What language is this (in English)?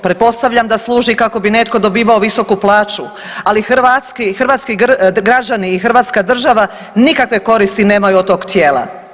Croatian